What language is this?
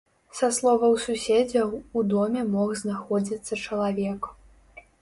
Belarusian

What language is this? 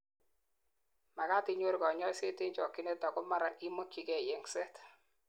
Kalenjin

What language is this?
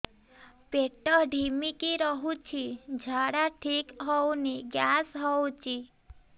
Odia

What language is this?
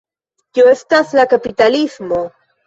Esperanto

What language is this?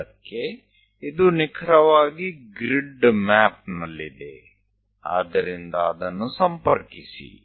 Kannada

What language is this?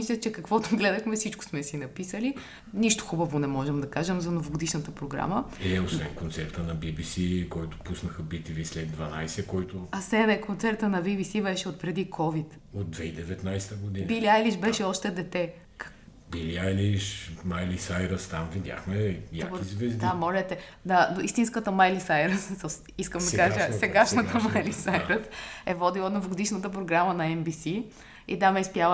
Bulgarian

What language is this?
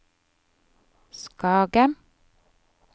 Norwegian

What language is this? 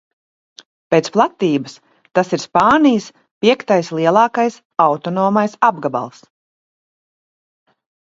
Latvian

